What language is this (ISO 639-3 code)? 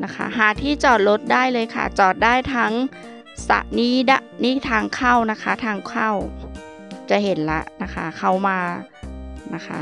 tha